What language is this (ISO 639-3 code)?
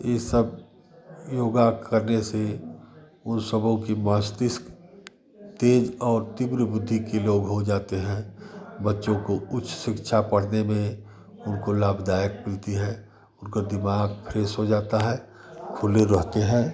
hin